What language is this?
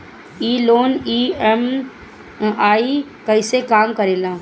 Bhojpuri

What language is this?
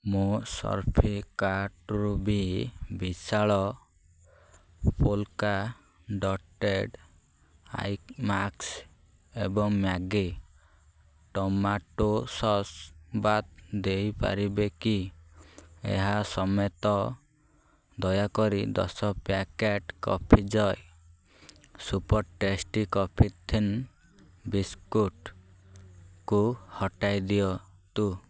Odia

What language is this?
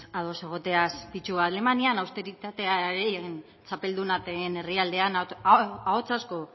Basque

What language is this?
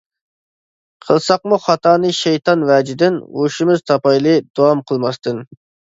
Uyghur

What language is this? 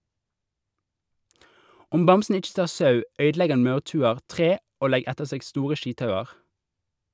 Norwegian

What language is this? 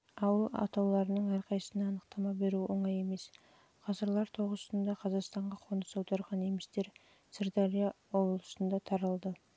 Kazakh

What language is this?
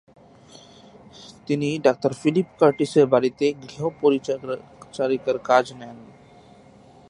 Bangla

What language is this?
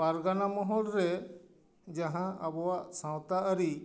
Santali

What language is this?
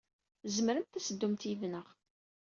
Kabyle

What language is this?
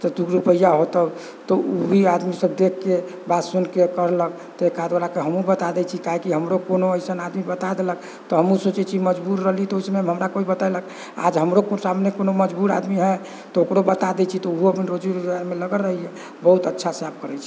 Maithili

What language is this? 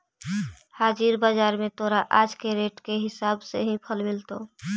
Magahi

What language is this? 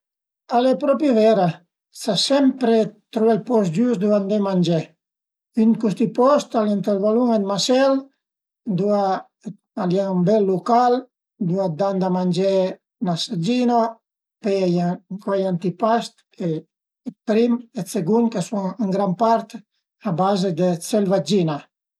Piedmontese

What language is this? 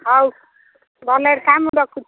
Odia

